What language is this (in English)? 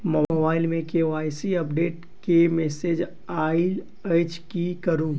Maithili